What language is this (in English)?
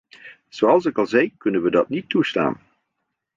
Dutch